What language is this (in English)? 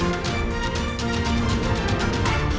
Indonesian